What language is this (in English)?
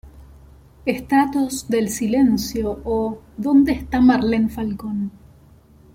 Spanish